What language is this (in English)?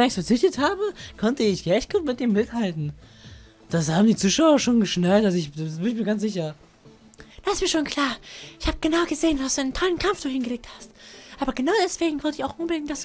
German